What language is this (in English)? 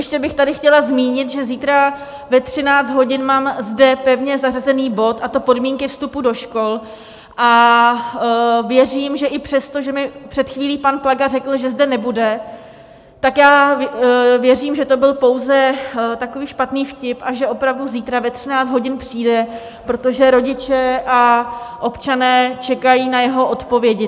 Czech